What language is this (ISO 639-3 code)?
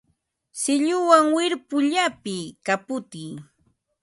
qva